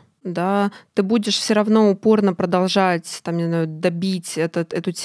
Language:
Russian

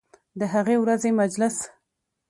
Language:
Pashto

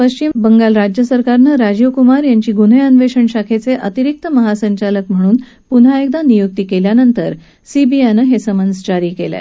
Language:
Marathi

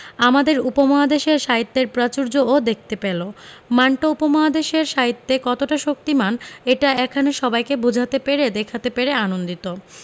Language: Bangla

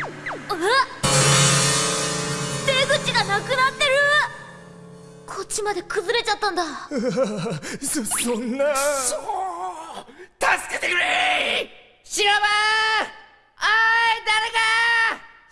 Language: Japanese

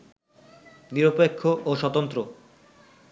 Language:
Bangla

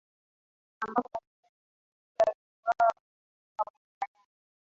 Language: Swahili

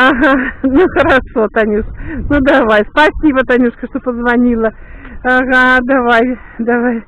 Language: Russian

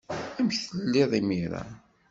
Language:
Kabyle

